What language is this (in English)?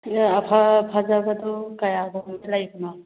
Manipuri